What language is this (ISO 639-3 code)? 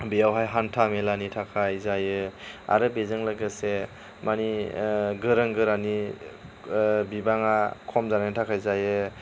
brx